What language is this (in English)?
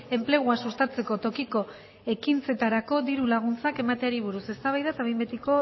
Basque